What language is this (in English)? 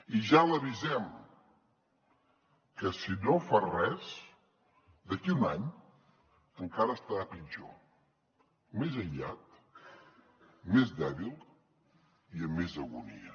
Catalan